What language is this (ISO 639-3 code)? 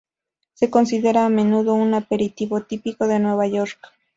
spa